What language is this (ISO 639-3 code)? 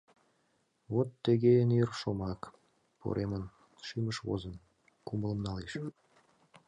chm